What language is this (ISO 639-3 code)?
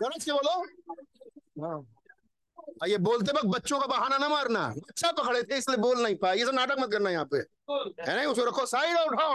hin